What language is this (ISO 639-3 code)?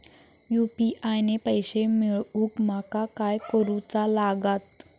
mar